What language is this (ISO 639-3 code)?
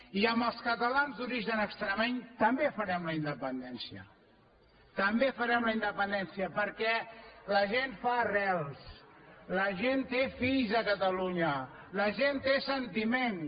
cat